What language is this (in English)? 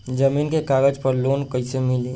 Bhojpuri